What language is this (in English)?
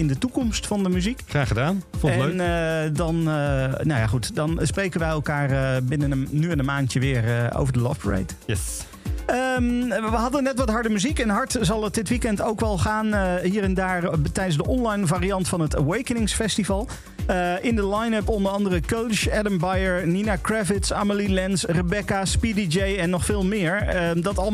Dutch